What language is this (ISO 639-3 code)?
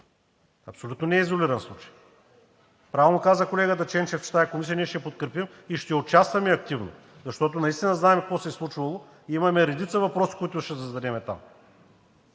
bul